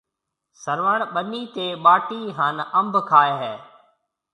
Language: Marwari (Pakistan)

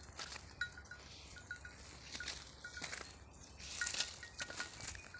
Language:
Kannada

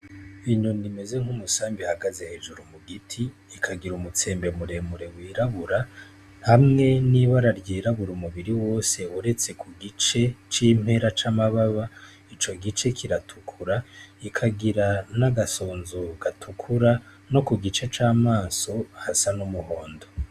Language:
Rundi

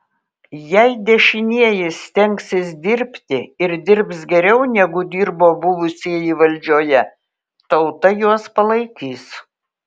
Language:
Lithuanian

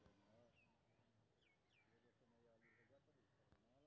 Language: Maithili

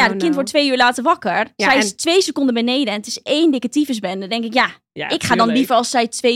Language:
Dutch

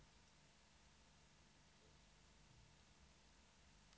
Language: Swedish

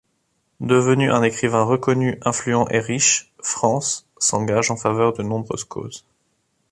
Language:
French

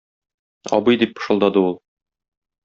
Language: Tatar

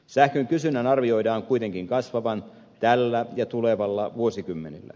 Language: Finnish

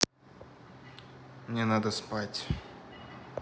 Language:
Russian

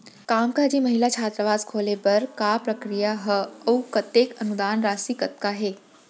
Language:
Chhattisgarhi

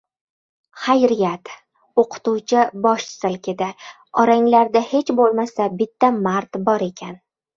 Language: Uzbek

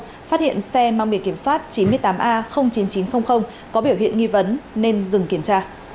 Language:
Vietnamese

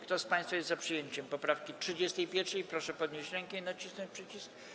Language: Polish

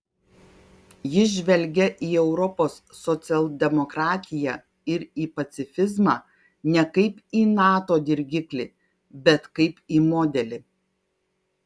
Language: Lithuanian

